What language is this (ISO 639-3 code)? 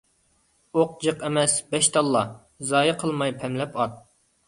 uig